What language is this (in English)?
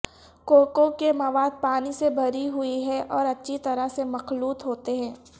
Urdu